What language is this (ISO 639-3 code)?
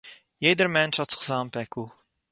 yid